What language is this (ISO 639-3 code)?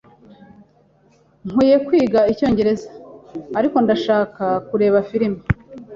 kin